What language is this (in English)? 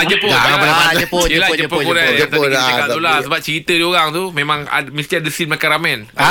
Malay